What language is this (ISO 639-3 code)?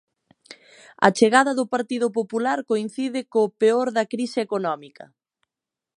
glg